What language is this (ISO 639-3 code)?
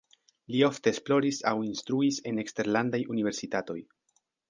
epo